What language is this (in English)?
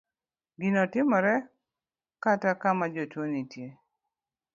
Luo (Kenya and Tanzania)